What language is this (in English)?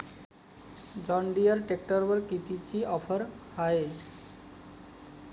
Marathi